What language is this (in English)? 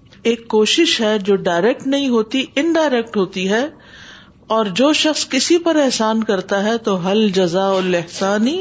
Urdu